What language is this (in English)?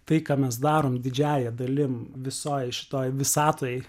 Lithuanian